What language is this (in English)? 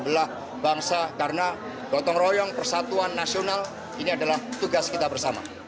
Indonesian